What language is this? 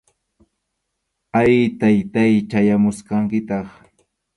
Arequipa-La Unión Quechua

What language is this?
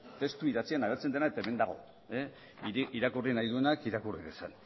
Basque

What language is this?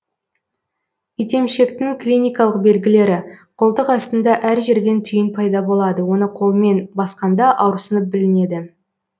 Kazakh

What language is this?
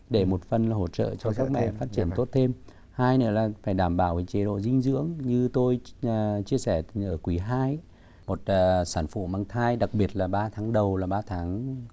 Vietnamese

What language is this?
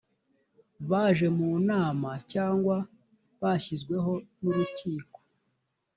Kinyarwanda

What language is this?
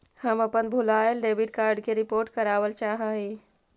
Magahi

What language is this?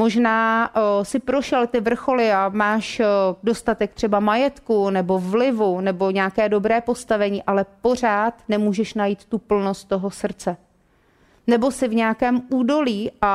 Czech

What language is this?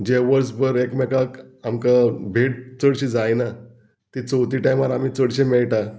Konkani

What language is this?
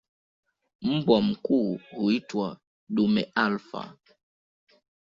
Swahili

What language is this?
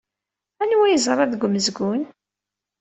Kabyle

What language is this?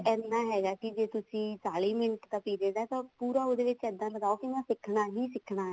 Punjabi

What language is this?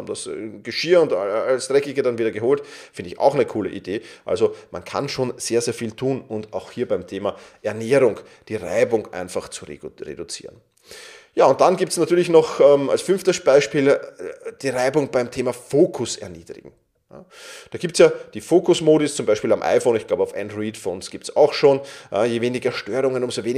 German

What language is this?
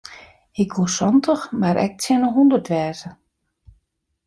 Western Frisian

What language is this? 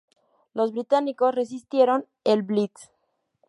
Spanish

